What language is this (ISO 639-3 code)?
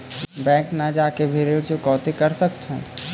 hne